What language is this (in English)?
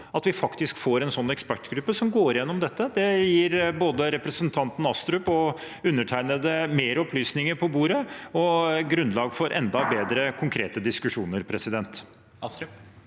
Norwegian